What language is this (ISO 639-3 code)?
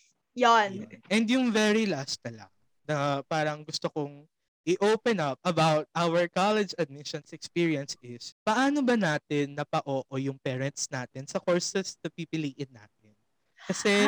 fil